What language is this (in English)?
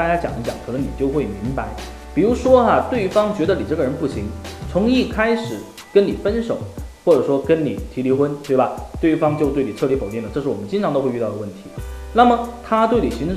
Chinese